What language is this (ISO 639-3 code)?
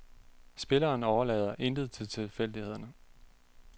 dan